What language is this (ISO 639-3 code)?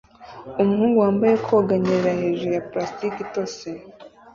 kin